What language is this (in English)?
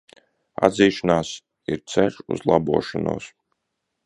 Latvian